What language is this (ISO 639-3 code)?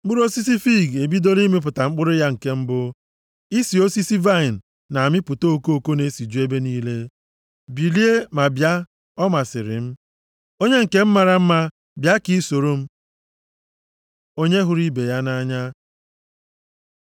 ibo